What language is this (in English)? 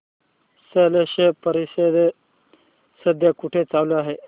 Marathi